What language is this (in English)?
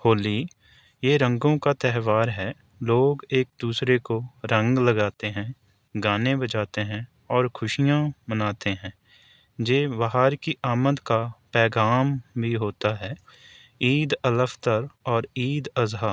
Urdu